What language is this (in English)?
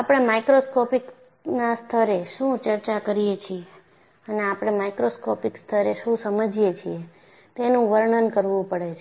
Gujarati